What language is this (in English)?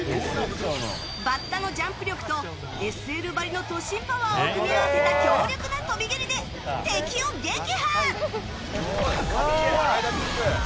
Japanese